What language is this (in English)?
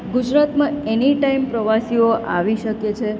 Gujarati